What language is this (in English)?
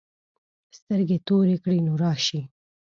Pashto